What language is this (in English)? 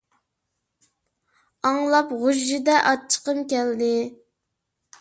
Uyghur